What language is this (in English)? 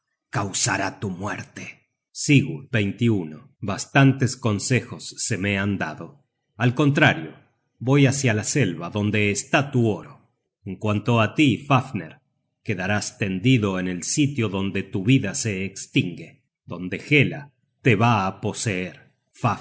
Spanish